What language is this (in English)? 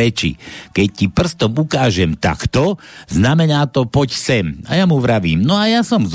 Slovak